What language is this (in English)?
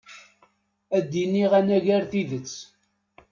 Kabyle